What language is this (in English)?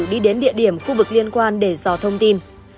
Vietnamese